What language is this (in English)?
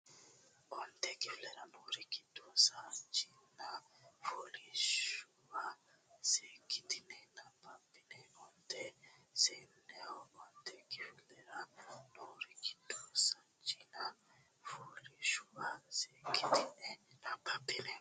Sidamo